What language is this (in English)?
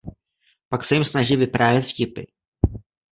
Czech